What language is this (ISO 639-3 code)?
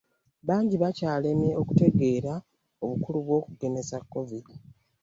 lug